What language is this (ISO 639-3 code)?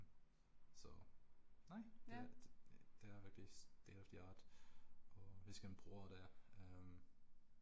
dan